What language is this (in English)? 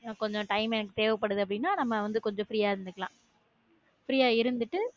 Tamil